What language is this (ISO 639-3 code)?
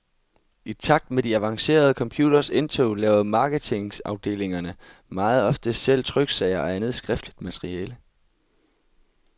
dan